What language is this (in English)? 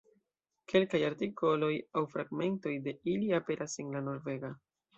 Esperanto